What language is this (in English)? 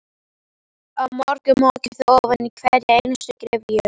Icelandic